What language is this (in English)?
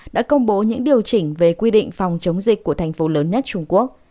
Vietnamese